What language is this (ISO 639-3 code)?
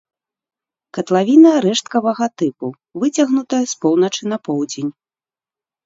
bel